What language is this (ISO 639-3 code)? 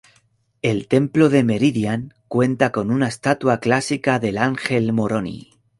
spa